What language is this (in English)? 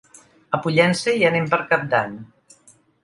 Catalan